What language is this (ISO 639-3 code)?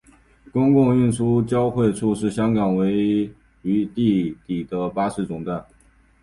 zho